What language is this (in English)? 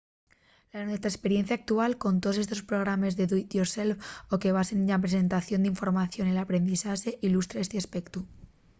Asturian